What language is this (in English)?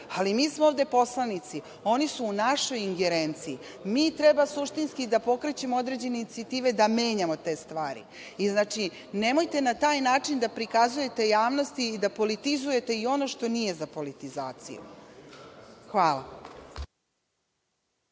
Serbian